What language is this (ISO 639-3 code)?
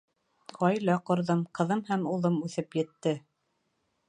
bak